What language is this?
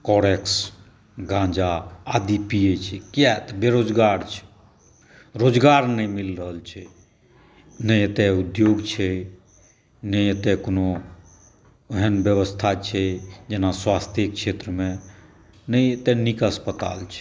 Maithili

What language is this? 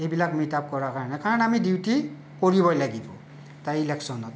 Assamese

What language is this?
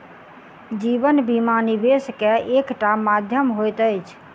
Maithili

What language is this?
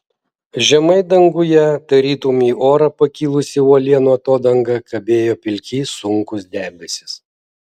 Lithuanian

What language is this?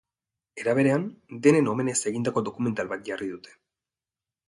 Basque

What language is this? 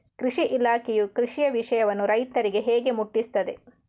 Kannada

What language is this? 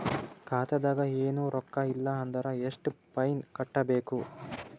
Kannada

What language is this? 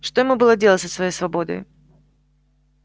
Russian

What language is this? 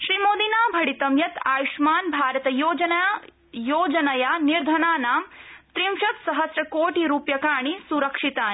Sanskrit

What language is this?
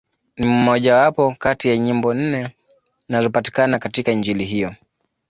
Swahili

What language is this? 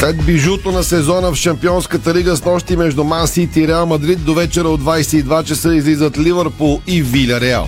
Bulgarian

